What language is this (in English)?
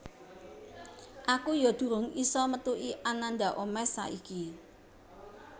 Javanese